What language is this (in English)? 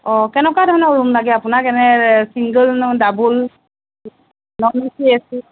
Assamese